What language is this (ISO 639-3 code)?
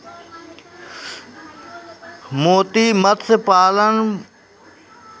mai